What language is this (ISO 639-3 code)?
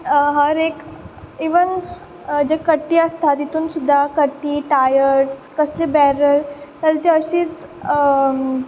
kok